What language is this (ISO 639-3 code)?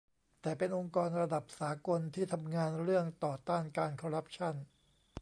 tha